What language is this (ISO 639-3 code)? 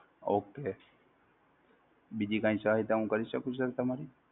guj